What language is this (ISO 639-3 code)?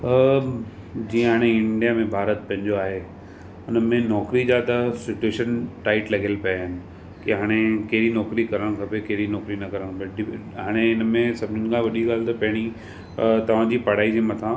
snd